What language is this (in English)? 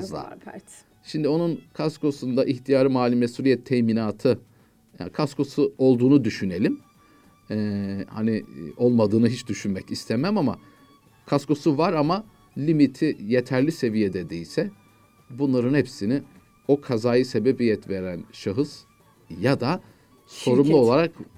Turkish